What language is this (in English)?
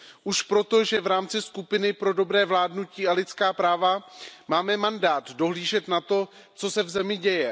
Czech